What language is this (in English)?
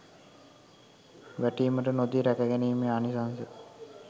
Sinhala